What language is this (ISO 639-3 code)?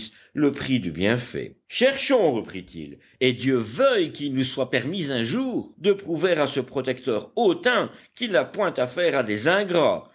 fra